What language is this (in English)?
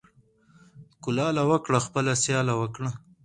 Pashto